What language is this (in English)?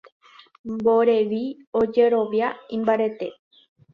Guarani